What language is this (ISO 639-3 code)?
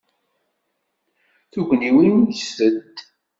kab